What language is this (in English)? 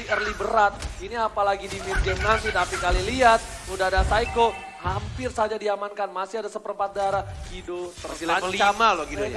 Indonesian